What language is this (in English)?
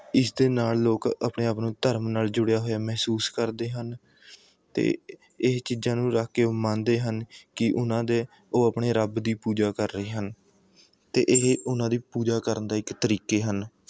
Punjabi